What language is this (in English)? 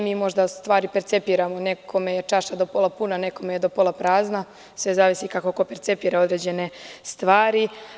Serbian